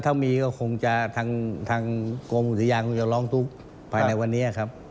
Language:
Thai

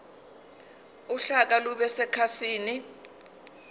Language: Zulu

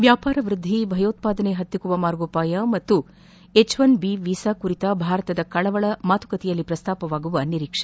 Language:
Kannada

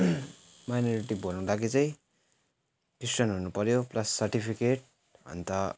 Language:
Nepali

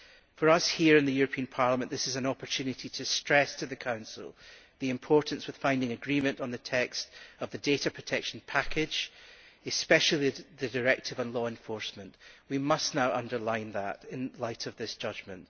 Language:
English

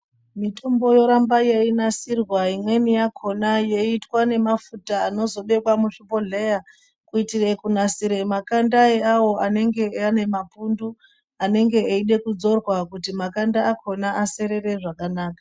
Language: Ndau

